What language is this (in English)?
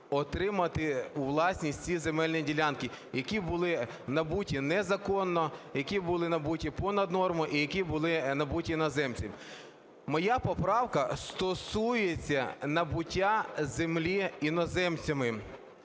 Ukrainian